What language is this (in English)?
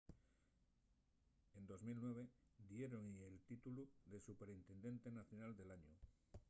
Asturian